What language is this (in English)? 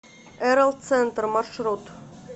Russian